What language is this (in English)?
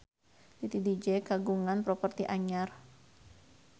Sundanese